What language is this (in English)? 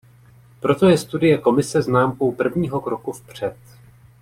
Czech